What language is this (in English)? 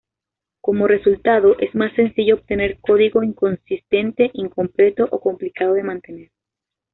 Spanish